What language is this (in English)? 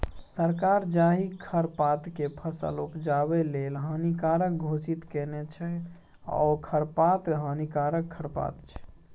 Maithili